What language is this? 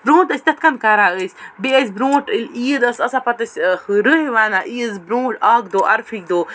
Kashmiri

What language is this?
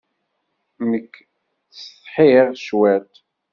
Kabyle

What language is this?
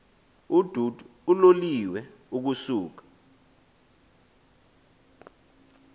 Xhosa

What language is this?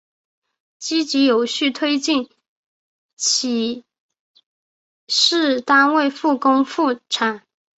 Chinese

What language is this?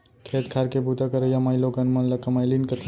Chhattisgarhi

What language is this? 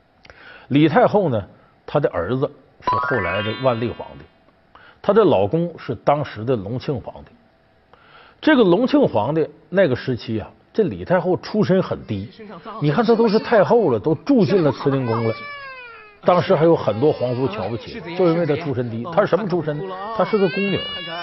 Chinese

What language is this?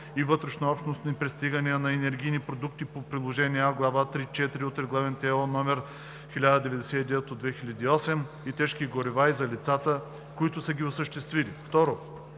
Bulgarian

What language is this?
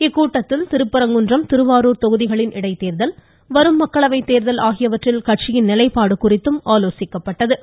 Tamil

